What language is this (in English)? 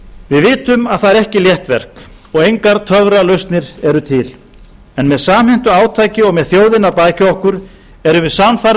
Icelandic